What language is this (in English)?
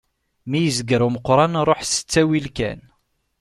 Kabyle